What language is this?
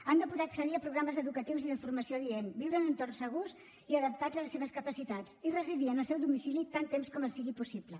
Catalan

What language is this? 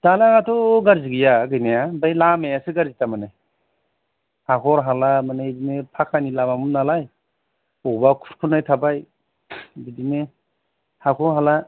Bodo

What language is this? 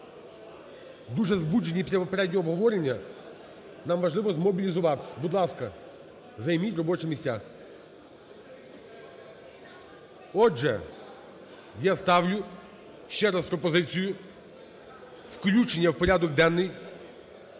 Ukrainian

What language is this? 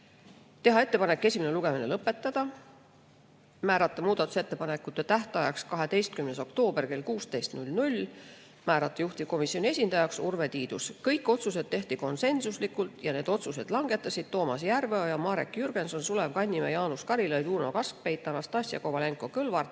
Estonian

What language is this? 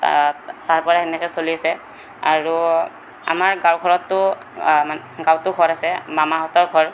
Assamese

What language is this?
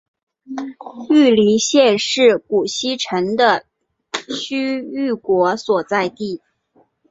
Chinese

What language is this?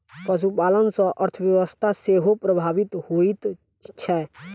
Maithili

